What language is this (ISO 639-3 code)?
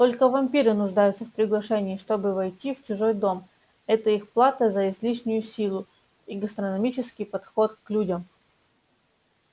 rus